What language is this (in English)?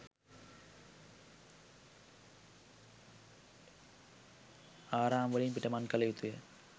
Sinhala